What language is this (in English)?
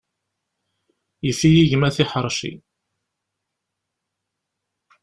Kabyle